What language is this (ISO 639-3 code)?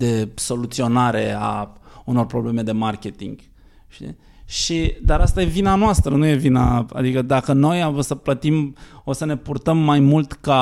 ron